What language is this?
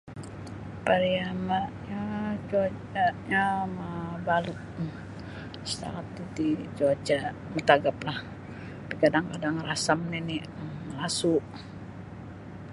Sabah Bisaya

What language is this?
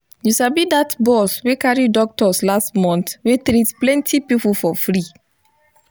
Nigerian Pidgin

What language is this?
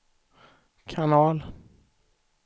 Swedish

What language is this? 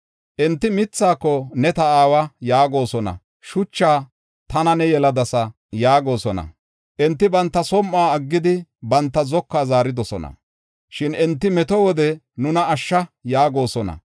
Gofa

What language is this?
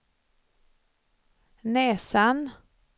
Swedish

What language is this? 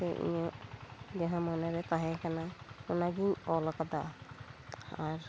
Santali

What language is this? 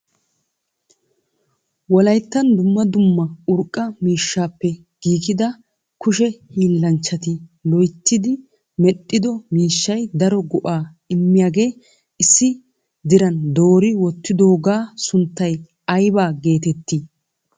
Wolaytta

